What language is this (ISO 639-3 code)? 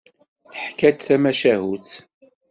kab